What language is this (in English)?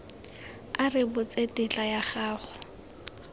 Tswana